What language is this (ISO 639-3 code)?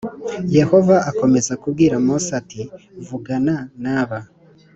kin